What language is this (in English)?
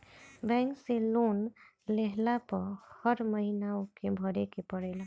Bhojpuri